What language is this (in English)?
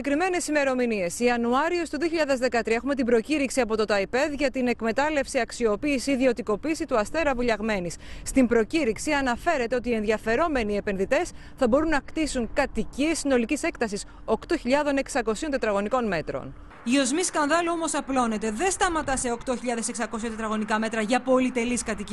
Greek